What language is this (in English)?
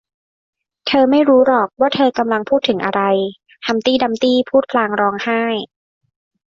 Thai